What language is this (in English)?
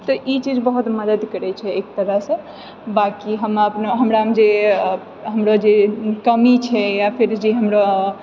Maithili